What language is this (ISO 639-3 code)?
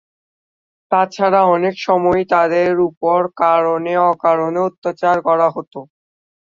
ben